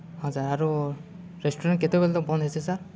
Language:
Odia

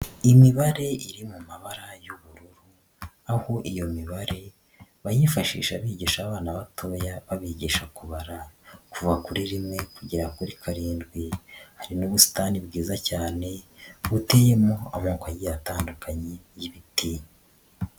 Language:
Kinyarwanda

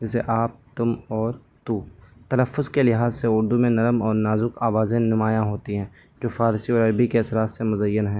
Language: Urdu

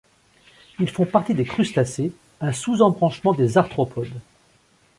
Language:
French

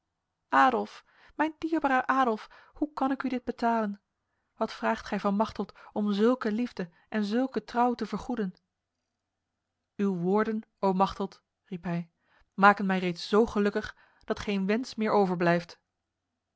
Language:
Dutch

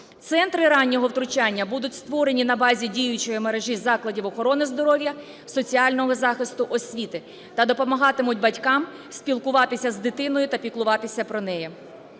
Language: Ukrainian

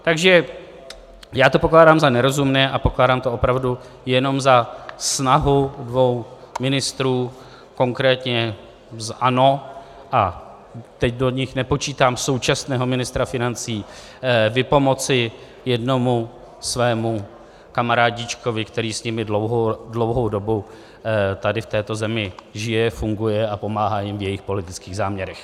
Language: Czech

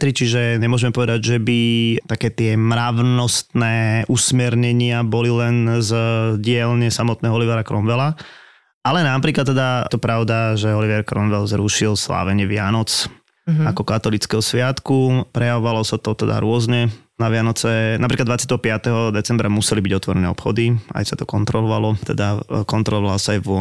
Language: Slovak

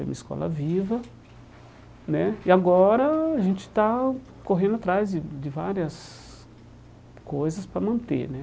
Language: Portuguese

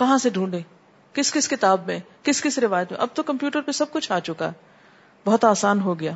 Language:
Urdu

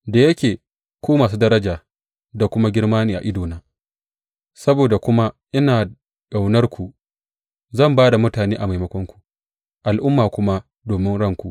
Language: Hausa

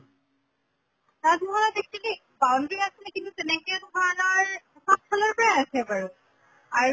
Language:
Assamese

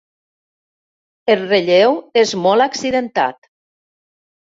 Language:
Catalan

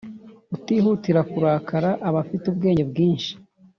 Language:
Kinyarwanda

